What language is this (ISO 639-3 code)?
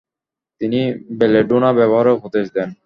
ben